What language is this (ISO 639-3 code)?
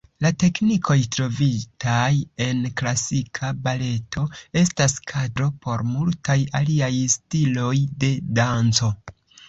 epo